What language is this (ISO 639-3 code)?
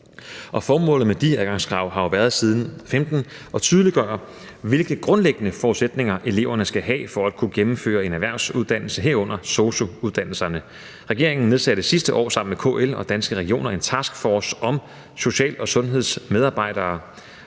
dan